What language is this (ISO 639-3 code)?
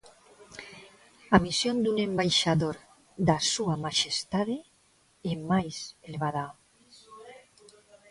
glg